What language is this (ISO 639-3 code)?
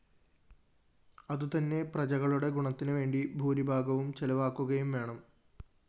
mal